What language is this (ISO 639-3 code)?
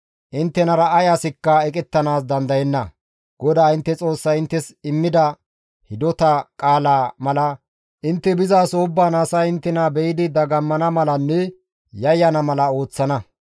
gmv